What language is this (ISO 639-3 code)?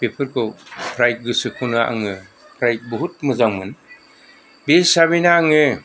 brx